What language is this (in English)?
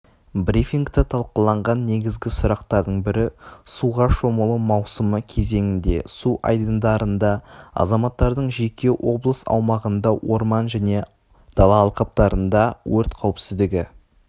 Kazakh